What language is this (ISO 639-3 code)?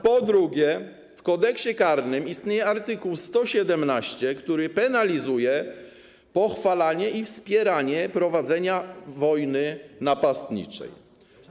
pol